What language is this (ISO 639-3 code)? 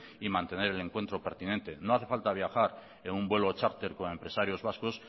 spa